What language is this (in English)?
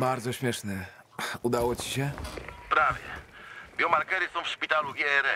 Polish